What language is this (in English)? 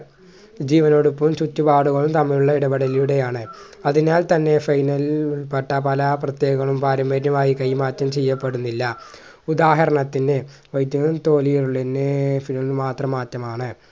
Malayalam